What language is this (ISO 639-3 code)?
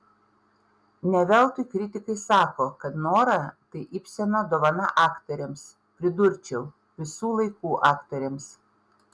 lit